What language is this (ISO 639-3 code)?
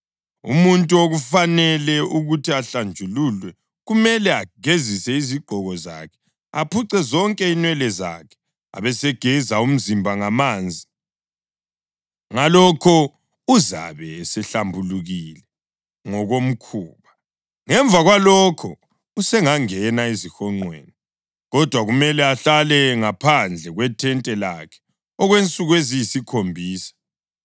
nde